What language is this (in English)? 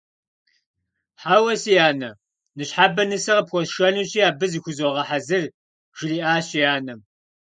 Kabardian